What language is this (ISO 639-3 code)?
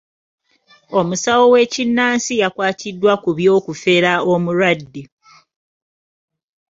lug